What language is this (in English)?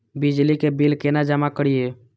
Maithili